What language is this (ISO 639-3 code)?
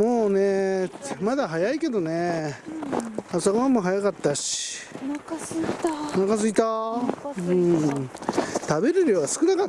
jpn